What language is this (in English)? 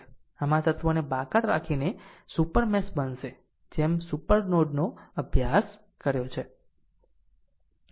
Gujarati